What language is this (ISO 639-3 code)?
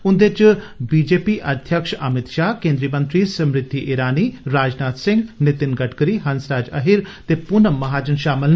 doi